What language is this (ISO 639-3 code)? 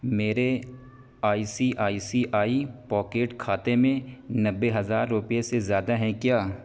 urd